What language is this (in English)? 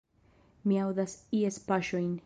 Esperanto